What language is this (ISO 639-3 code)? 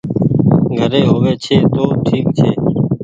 gig